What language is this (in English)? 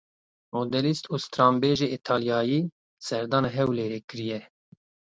Kurdish